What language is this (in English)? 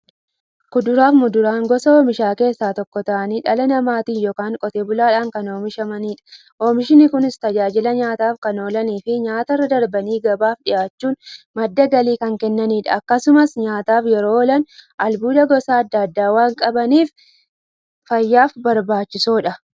Oromo